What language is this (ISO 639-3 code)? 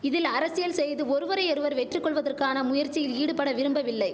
tam